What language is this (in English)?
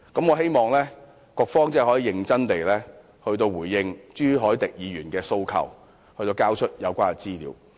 Cantonese